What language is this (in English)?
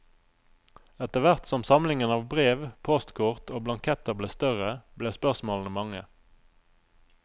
Norwegian